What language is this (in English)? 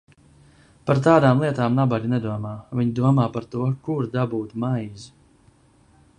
Latvian